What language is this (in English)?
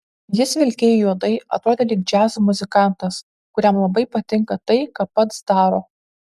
Lithuanian